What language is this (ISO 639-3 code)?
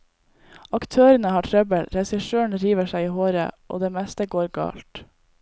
nor